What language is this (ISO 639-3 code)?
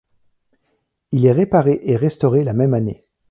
fra